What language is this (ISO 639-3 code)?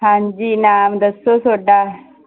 pan